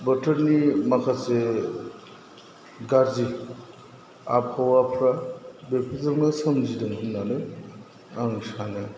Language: Bodo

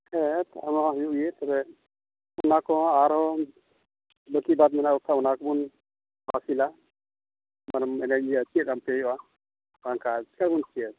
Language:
Santali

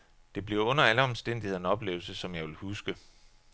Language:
Danish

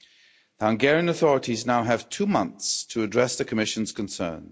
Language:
English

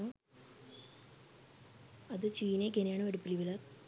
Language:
Sinhala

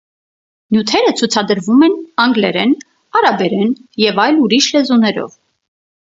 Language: Armenian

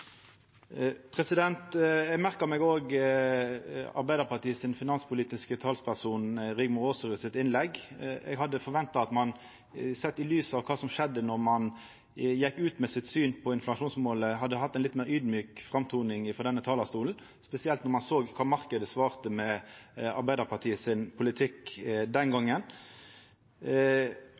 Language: Norwegian Nynorsk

